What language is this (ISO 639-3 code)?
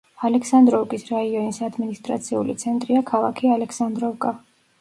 kat